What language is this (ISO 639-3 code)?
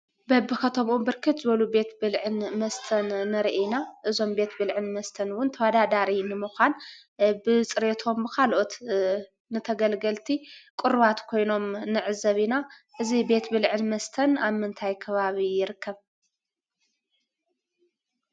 tir